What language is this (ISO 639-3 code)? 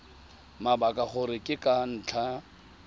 tsn